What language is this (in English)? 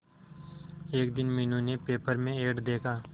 Hindi